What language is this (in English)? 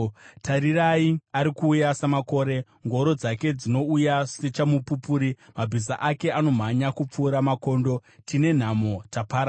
Shona